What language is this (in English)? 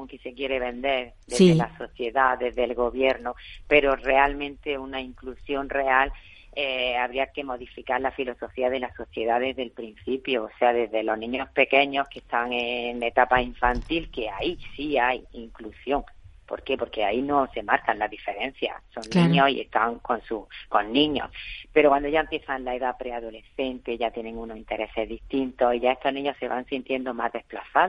Spanish